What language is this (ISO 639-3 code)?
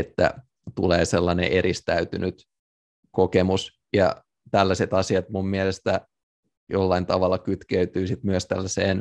fin